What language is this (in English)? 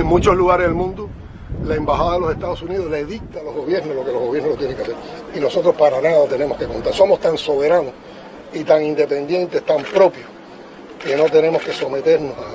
Spanish